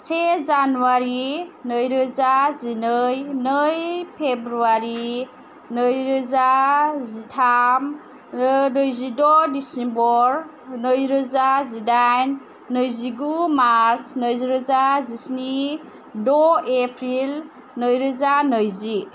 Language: Bodo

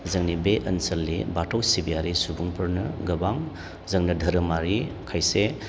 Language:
Bodo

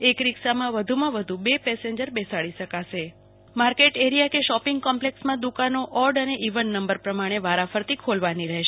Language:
Gujarati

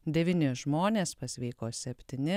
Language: Lithuanian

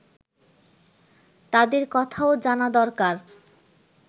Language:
Bangla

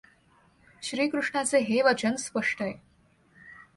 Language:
Marathi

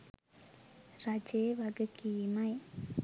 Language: Sinhala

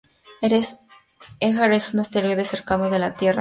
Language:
Spanish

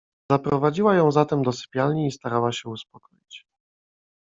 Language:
Polish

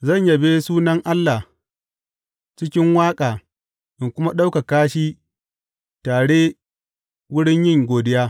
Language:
Hausa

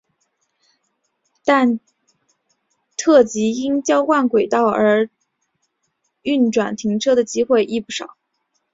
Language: Chinese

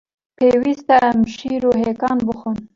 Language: Kurdish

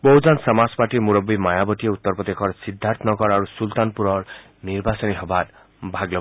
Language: Assamese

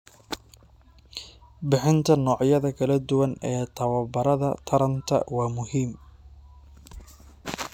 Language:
Somali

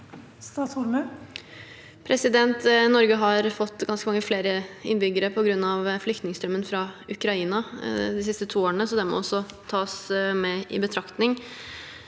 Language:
Norwegian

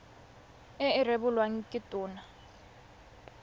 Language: Tswana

